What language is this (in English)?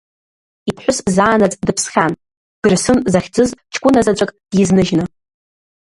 Abkhazian